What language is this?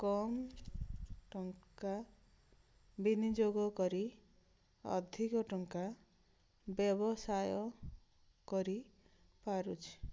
Odia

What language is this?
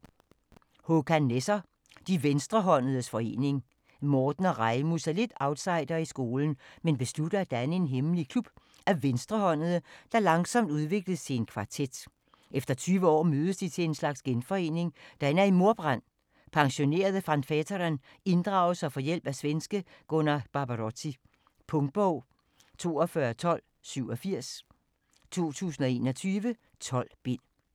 Danish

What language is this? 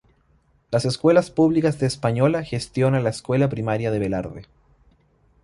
Spanish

